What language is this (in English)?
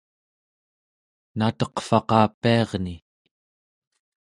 Central Yupik